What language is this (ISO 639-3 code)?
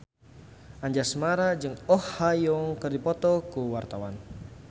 sun